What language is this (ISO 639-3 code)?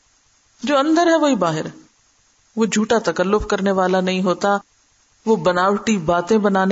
urd